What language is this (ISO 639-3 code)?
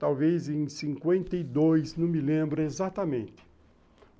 por